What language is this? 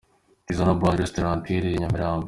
Kinyarwanda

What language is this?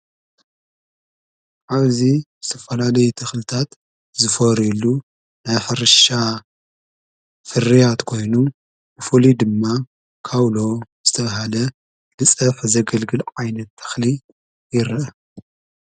Tigrinya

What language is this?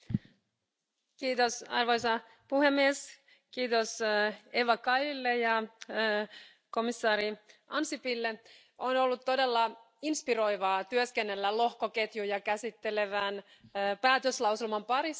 Finnish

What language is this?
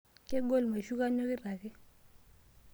Masai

